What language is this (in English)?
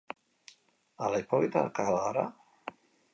Basque